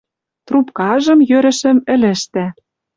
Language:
Western Mari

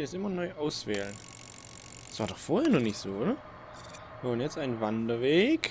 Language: German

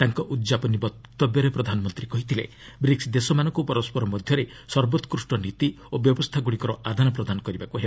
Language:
Odia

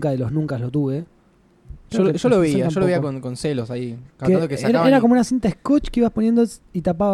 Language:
Spanish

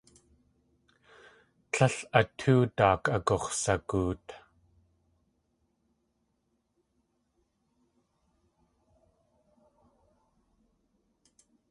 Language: Tlingit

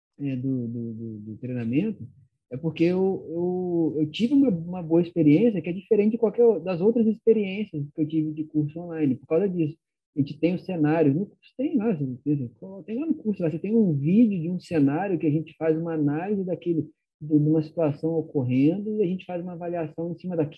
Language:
Portuguese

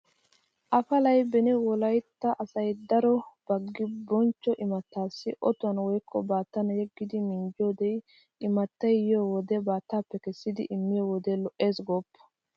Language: Wolaytta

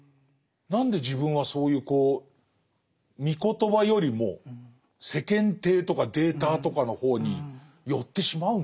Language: Japanese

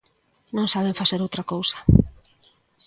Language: Galician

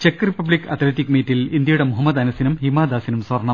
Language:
Malayalam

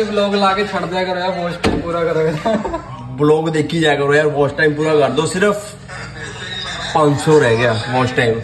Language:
Punjabi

